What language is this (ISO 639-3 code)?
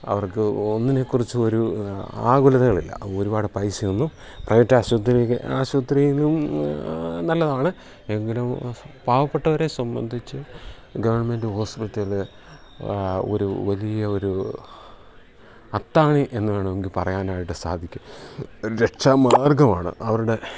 mal